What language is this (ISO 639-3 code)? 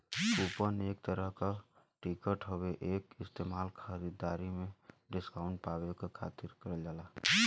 bho